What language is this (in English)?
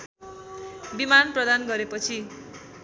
Nepali